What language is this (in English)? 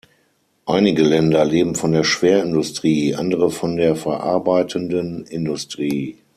German